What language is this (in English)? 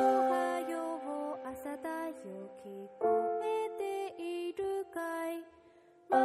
Japanese